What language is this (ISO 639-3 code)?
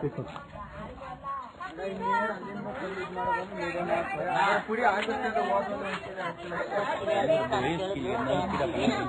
vie